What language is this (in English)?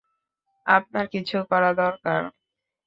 Bangla